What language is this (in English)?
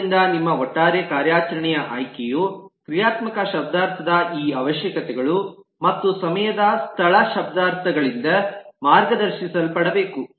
Kannada